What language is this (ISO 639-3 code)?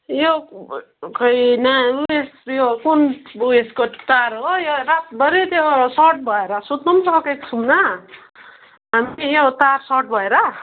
nep